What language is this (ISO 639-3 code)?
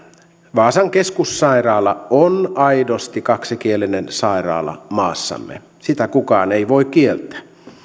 fin